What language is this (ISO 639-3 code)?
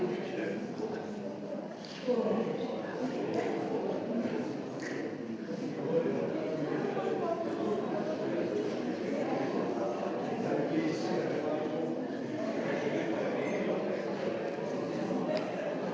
slv